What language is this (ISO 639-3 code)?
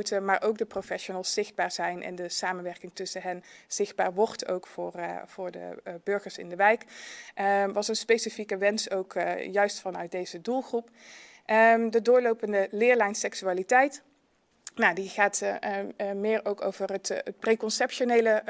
nld